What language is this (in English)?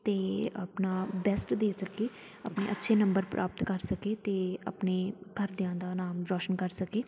Punjabi